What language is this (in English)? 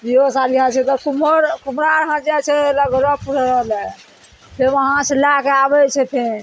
Maithili